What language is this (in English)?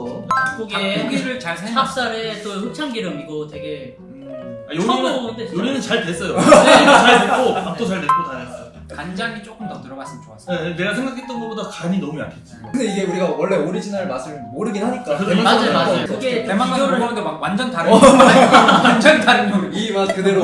Korean